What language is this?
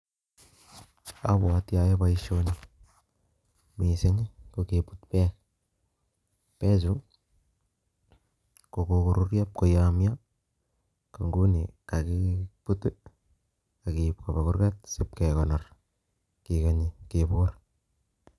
Kalenjin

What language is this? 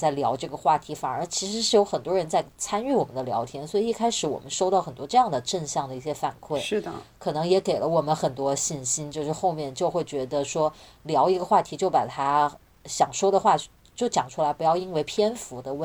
Chinese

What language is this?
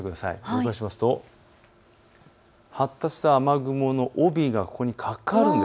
Japanese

